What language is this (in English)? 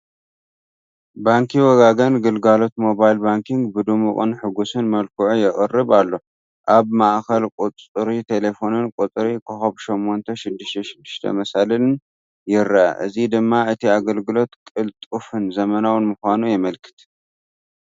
Tigrinya